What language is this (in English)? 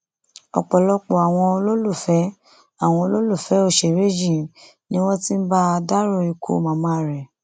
Yoruba